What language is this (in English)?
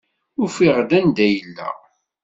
Kabyle